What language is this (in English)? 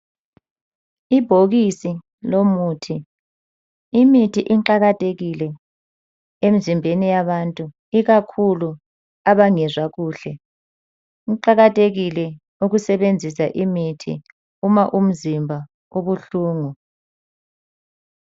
North Ndebele